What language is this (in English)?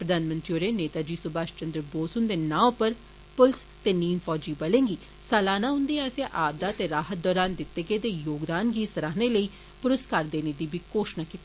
Dogri